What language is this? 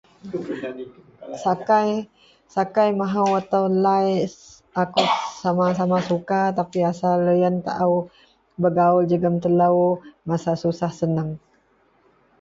Central Melanau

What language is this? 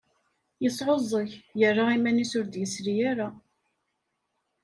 Kabyle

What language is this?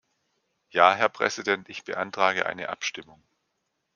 German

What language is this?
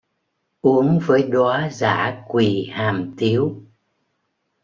Vietnamese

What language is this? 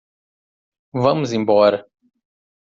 Portuguese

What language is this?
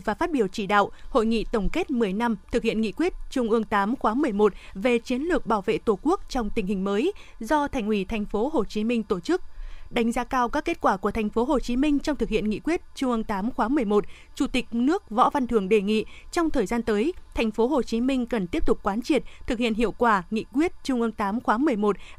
Vietnamese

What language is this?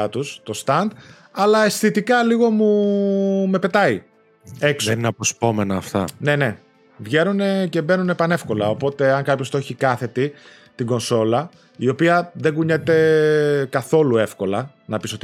Greek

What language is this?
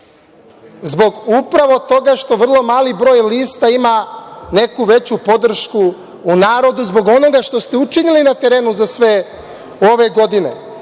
Serbian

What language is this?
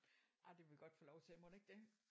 Danish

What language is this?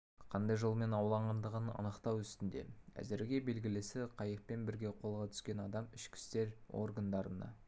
Kazakh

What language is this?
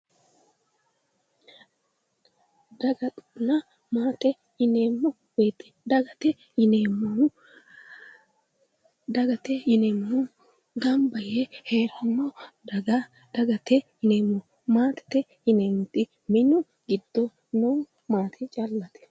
Sidamo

